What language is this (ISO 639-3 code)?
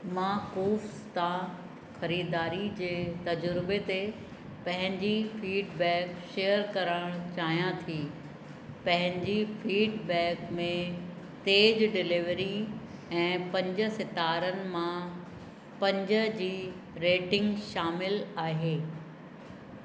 snd